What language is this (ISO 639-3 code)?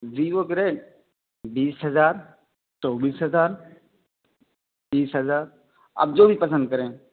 urd